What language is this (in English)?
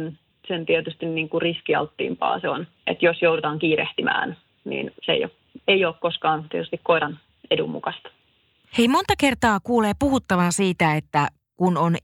Finnish